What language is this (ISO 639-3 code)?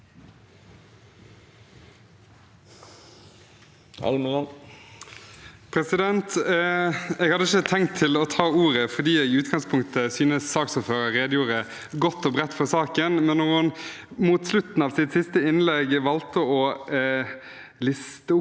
nor